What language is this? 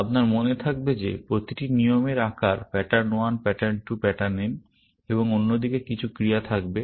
Bangla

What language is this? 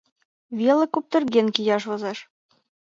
Mari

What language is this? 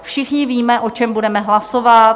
Czech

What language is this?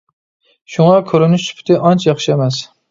Uyghur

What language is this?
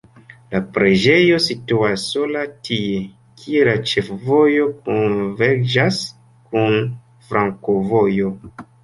Esperanto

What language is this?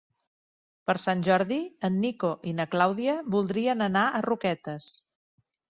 Catalan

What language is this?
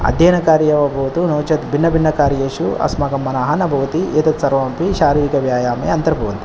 Sanskrit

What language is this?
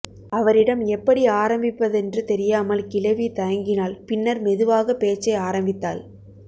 Tamil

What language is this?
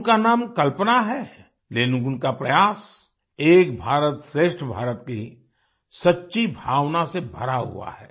Hindi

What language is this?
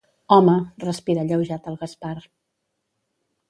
Catalan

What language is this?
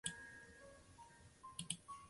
Chinese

